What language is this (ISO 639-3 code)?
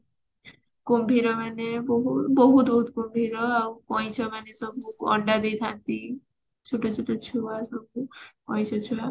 ori